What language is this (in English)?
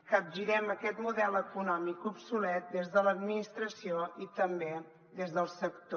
Catalan